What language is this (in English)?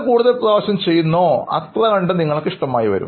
Malayalam